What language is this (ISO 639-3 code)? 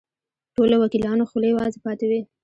pus